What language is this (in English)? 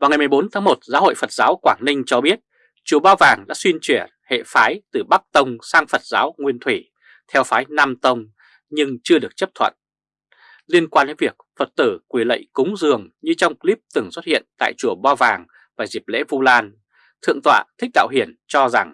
Vietnamese